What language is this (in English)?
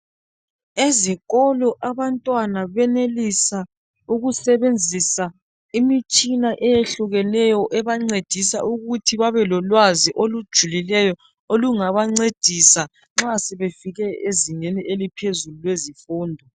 North Ndebele